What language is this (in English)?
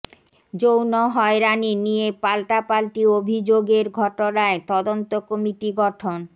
Bangla